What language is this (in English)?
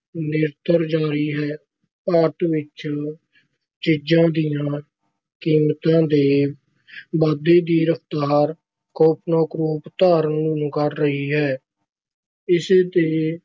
Punjabi